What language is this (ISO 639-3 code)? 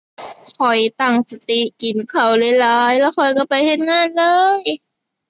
tha